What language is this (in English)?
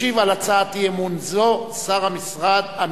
Hebrew